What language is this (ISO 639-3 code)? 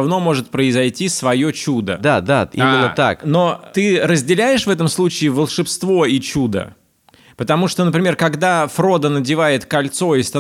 rus